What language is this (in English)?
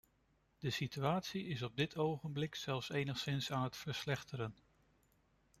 Dutch